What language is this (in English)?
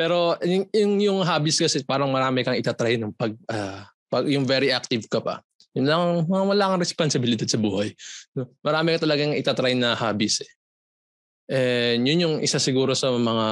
Filipino